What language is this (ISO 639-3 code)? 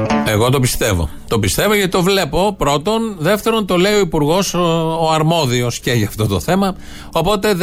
ell